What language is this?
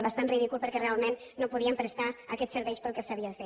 Catalan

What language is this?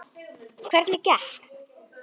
Icelandic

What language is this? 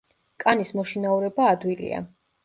Georgian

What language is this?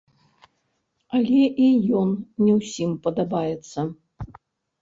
Belarusian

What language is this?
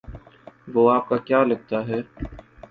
Urdu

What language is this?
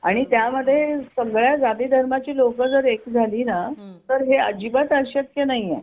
Marathi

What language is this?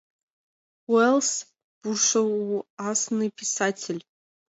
Mari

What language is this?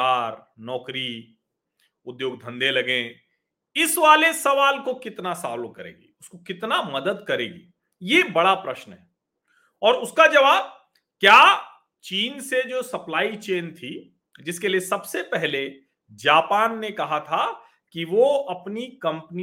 Hindi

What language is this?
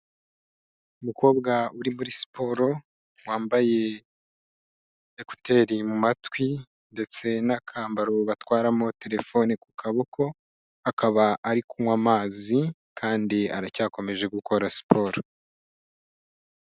Kinyarwanda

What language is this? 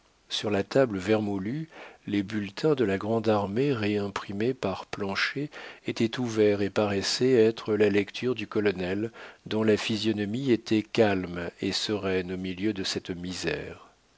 French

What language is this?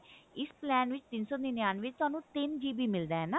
Punjabi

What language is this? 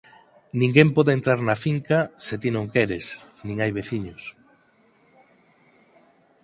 Galician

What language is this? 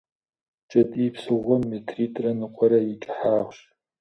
Kabardian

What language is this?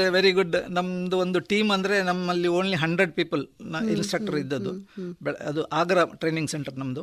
Kannada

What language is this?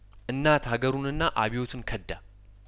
Amharic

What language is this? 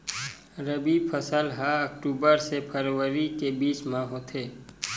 Chhattisgarhi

